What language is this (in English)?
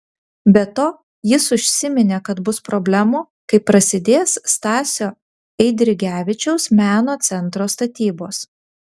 Lithuanian